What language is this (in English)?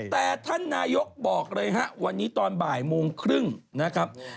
Thai